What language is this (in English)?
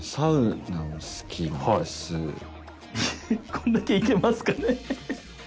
Japanese